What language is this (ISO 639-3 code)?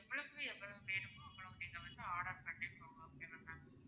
tam